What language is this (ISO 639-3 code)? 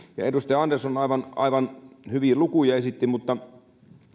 fin